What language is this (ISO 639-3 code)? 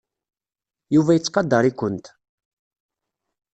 kab